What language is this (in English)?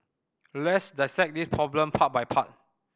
English